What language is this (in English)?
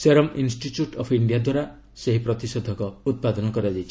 Odia